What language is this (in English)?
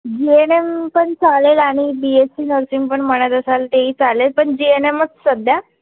Marathi